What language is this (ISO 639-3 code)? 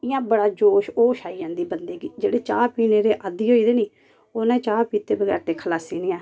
doi